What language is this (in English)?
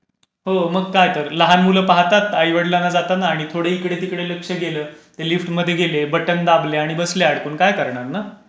Marathi